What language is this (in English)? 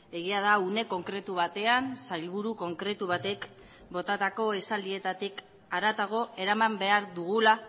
Basque